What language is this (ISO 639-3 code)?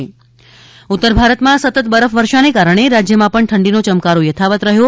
guj